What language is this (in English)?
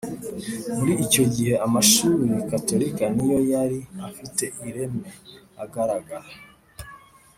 Kinyarwanda